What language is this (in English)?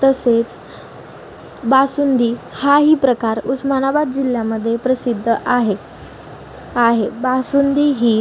Marathi